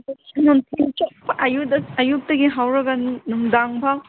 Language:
Manipuri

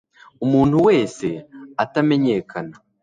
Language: Kinyarwanda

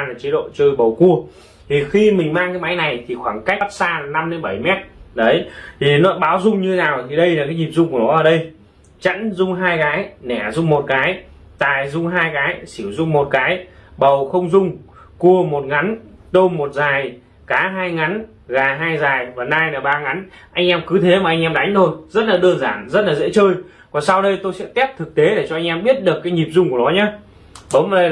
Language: Vietnamese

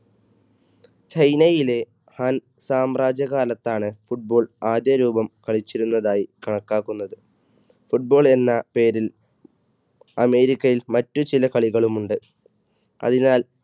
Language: Malayalam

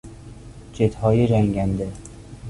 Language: Persian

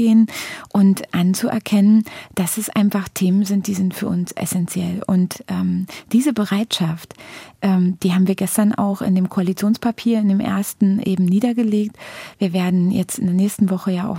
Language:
German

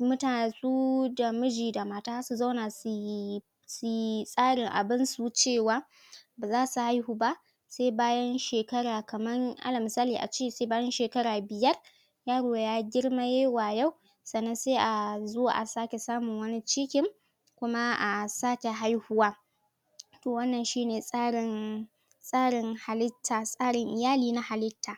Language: Hausa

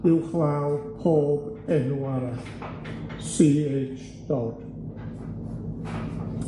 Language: Welsh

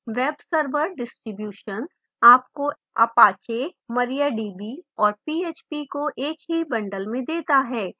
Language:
Hindi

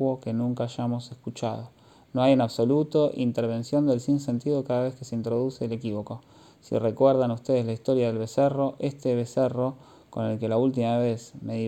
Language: Spanish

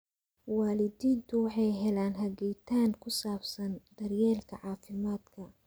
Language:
Somali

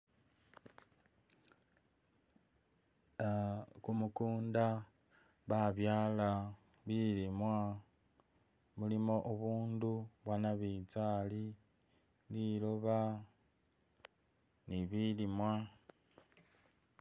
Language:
Masaaba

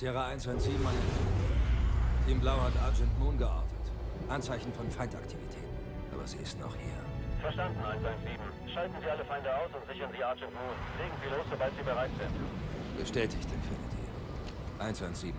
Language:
German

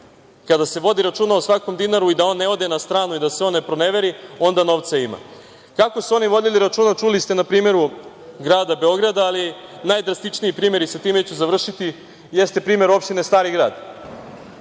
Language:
Serbian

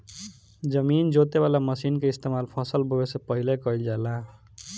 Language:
Bhojpuri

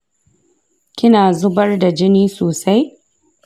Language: Hausa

